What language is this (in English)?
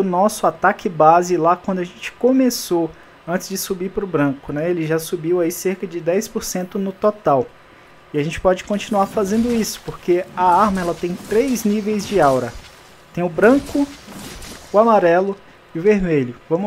Portuguese